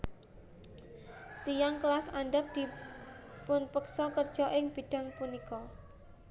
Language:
Javanese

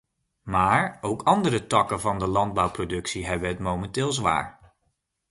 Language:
Dutch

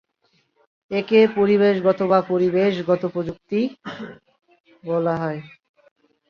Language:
Bangla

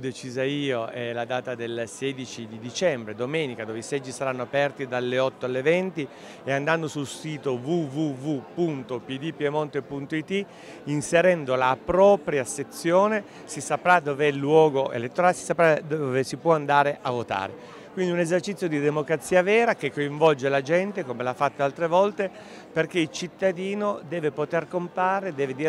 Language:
Italian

